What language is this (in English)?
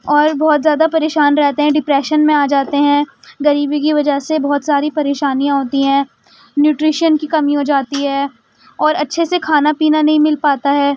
Urdu